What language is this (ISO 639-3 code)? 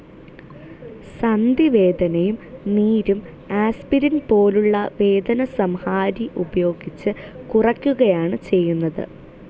mal